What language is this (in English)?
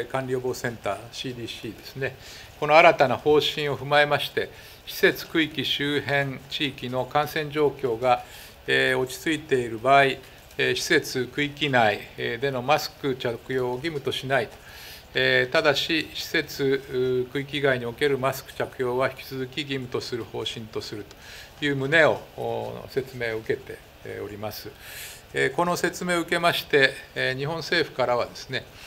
Japanese